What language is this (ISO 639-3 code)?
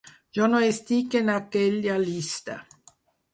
cat